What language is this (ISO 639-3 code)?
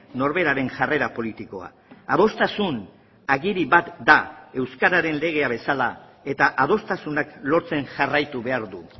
eus